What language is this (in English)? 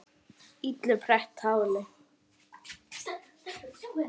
Icelandic